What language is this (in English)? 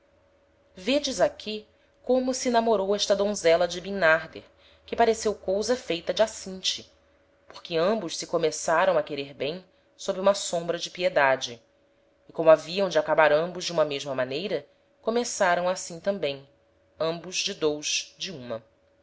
Portuguese